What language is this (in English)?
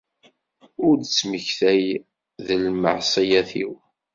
Kabyle